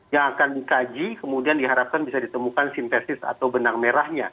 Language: Indonesian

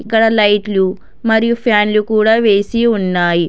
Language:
Telugu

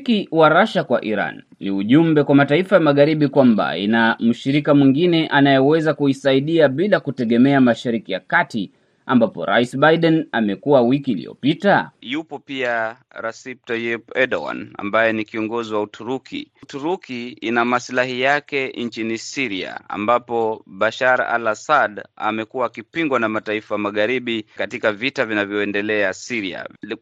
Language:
Swahili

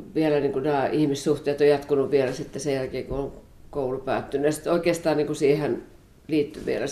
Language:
Finnish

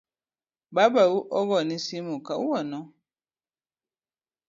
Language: Luo (Kenya and Tanzania)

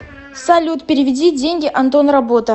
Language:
Russian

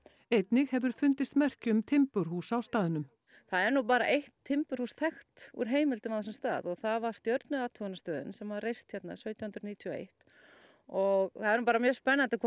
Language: Icelandic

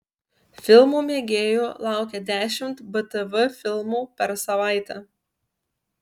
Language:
Lithuanian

